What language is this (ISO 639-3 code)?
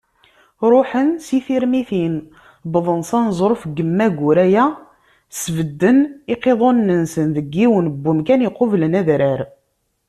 kab